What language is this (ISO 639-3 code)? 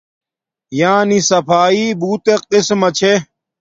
dmk